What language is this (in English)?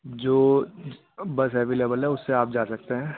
Urdu